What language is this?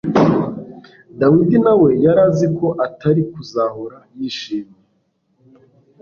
Kinyarwanda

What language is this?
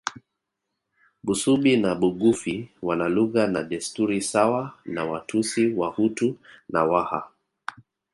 Swahili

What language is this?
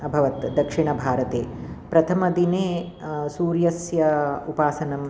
Sanskrit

